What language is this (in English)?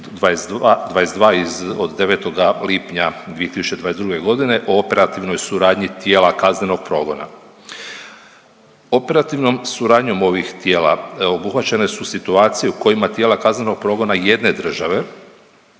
Croatian